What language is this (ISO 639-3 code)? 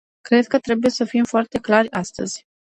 ron